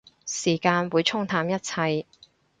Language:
Cantonese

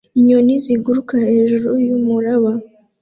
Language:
Kinyarwanda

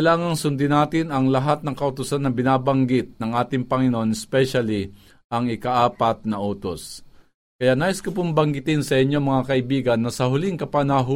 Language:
Filipino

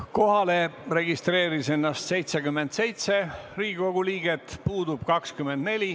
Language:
Estonian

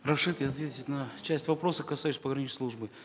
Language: Kazakh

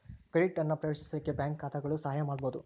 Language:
Kannada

